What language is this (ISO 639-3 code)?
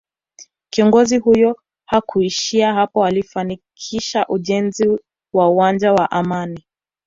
swa